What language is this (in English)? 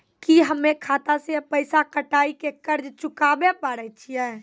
Maithili